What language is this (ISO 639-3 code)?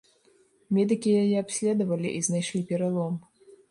bel